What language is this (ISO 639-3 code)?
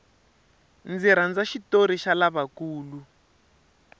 tso